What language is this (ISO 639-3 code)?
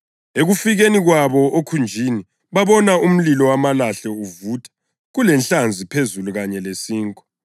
nde